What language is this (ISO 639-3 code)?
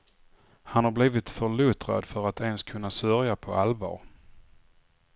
swe